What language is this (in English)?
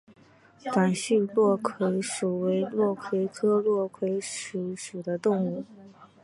Chinese